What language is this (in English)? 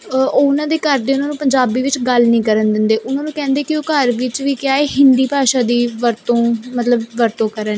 Punjabi